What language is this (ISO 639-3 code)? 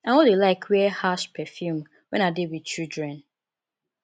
pcm